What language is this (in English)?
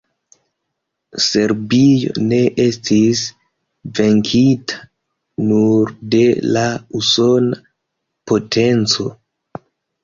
Esperanto